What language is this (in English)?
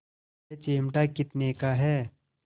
Hindi